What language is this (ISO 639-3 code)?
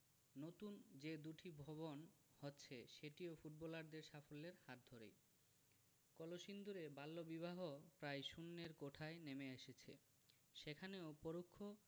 ben